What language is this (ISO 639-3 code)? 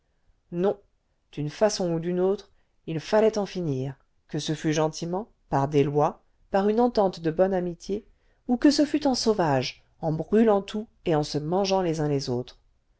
fra